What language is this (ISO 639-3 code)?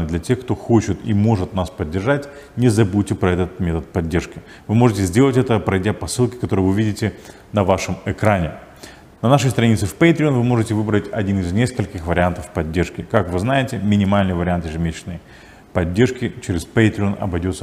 rus